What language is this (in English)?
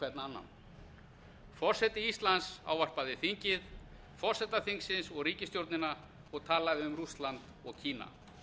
Icelandic